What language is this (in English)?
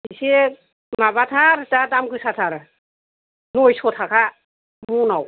Bodo